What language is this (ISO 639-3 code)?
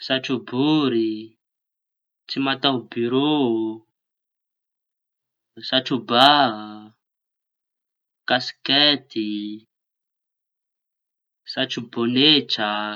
txy